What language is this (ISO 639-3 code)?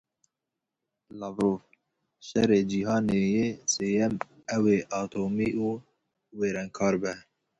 kur